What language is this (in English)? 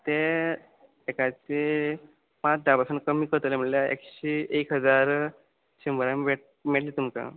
Konkani